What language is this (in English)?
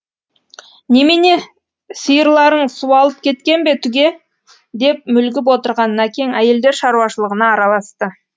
Kazakh